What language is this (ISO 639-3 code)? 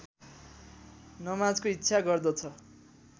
nep